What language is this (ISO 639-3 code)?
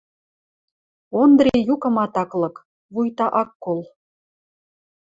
mrj